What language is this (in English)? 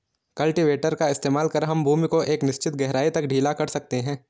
Hindi